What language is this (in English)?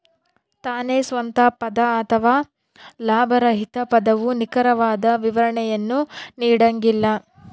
Kannada